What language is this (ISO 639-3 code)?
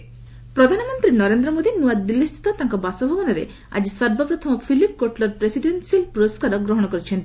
ori